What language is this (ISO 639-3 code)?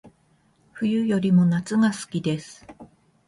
jpn